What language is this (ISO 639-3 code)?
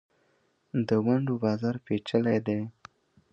pus